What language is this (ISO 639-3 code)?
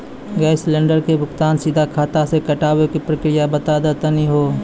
mai